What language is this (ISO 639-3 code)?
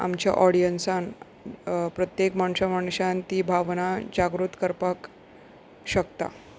kok